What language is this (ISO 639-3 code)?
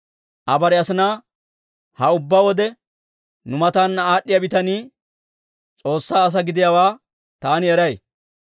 dwr